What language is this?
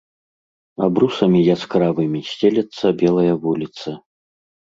Belarusian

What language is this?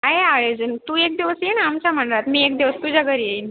Marathi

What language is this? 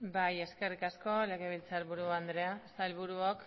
Basque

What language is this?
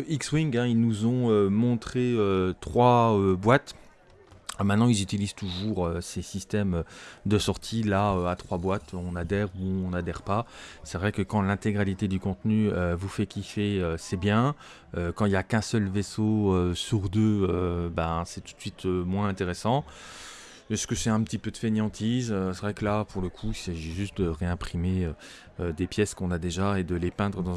French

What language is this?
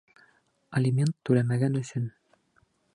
Bashkir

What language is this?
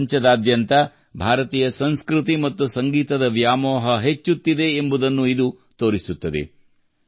Kannada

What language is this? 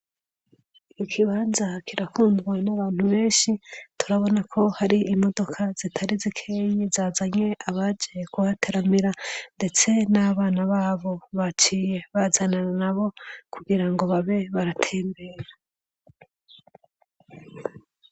Rundi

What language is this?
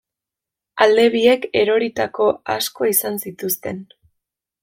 Basque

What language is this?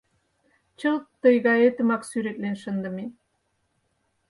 Mari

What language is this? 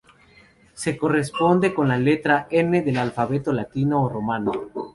Spanish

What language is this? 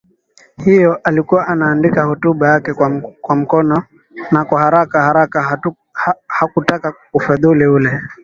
Swahili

